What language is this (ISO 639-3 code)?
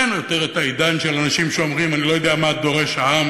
heb